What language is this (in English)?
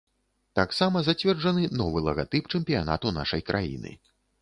Belarusian